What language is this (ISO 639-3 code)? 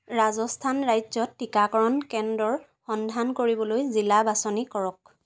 asm